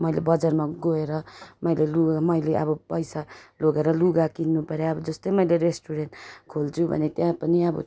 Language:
Nepali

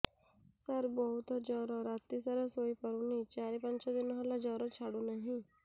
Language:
Odia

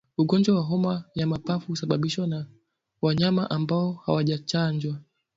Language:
Swahili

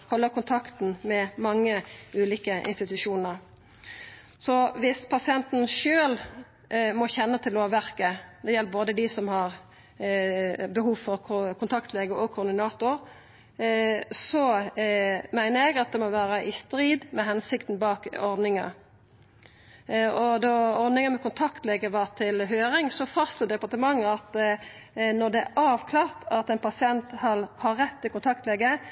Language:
Norwegian Nynorsk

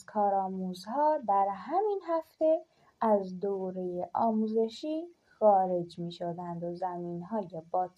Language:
Persian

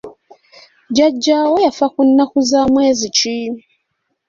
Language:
Ganda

